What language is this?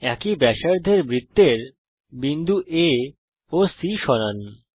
Bangla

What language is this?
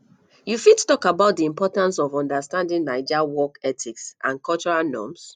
Nigerian Pidgin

